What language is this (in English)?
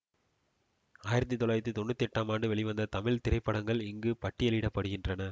Tamil